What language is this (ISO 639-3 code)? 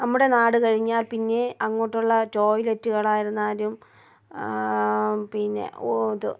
mal